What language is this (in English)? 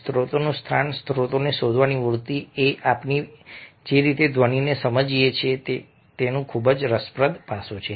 Gujarati